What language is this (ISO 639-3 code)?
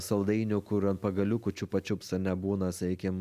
lit